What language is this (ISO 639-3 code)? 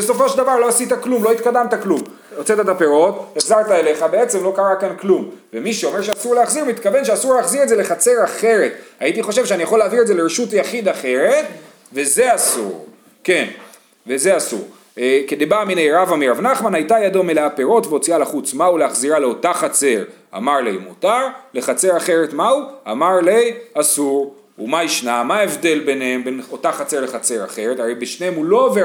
heb